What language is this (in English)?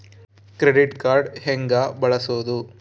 Kannada